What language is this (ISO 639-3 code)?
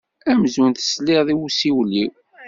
kab